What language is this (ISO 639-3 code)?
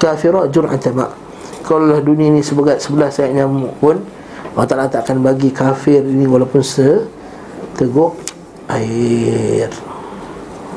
msa